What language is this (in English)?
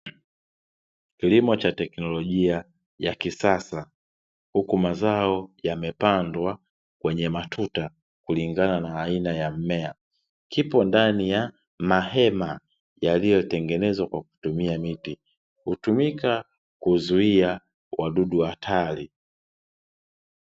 Swahili